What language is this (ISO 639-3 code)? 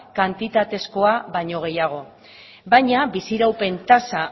eus